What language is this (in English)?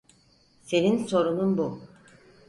Turkish